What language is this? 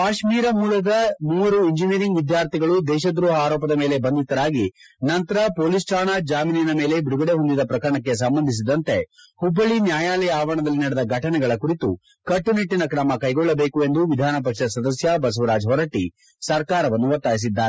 Kannada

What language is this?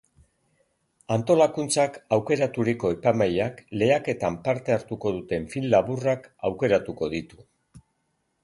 Basque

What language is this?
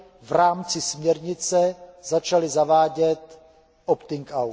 Czech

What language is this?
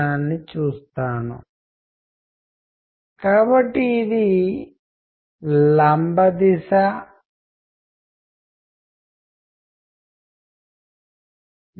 Telugu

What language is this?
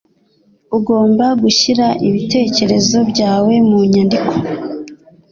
Kinyarwanda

